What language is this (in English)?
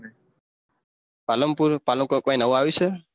Gujarati